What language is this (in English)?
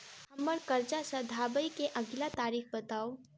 Maithili